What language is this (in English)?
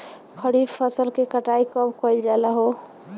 Bhojpuri